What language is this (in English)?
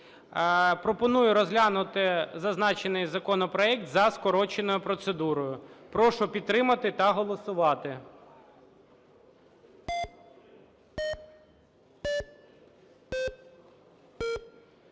Ukrainian